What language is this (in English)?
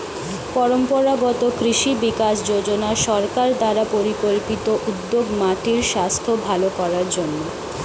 Bangla